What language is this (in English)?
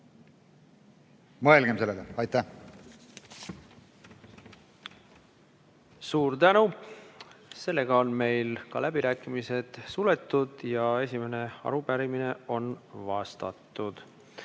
Estonian